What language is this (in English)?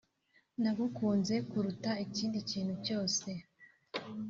Kinyarwanda